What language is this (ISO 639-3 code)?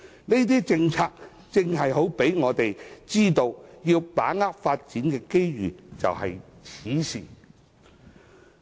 yue